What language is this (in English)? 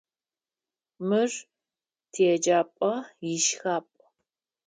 Adyghe